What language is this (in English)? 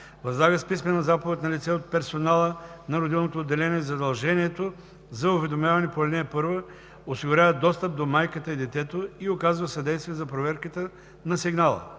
Bulgarian